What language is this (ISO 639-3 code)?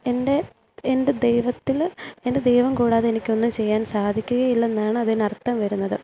mal